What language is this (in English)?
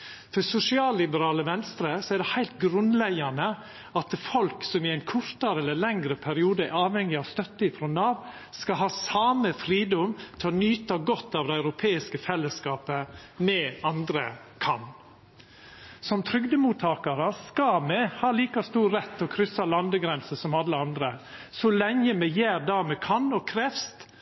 Norwegian Nynorsk